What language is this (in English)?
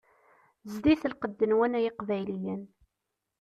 Kabyle